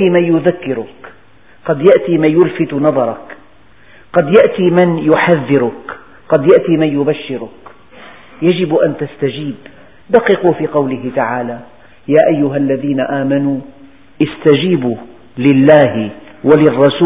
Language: Arabic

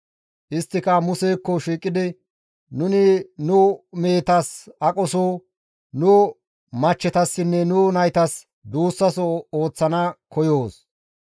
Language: Gamo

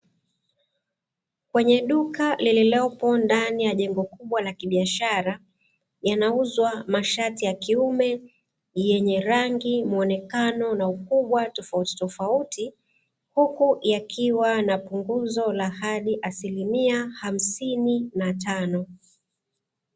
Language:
Swahili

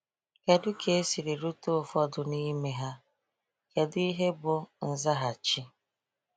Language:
Igbo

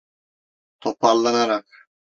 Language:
Turkish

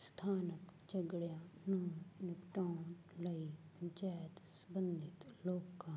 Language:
Punjabi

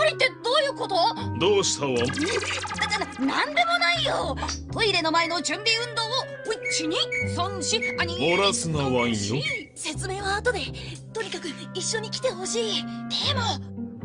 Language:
Japanese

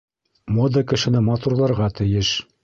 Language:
Bashkir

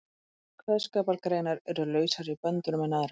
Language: Icelandic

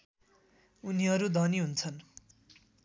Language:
Nepali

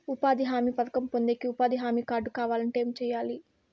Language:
Telugu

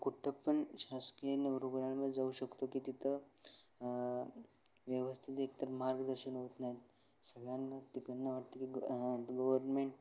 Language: Marathi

